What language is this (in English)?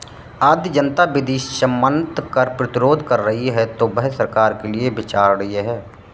Hindi